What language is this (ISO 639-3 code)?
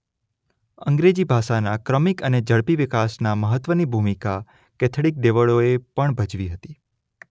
guj